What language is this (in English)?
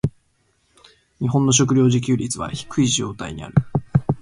Japanese